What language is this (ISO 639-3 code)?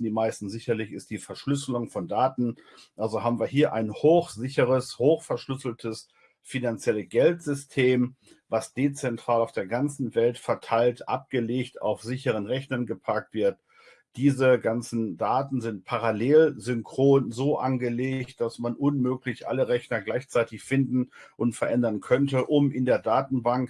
deu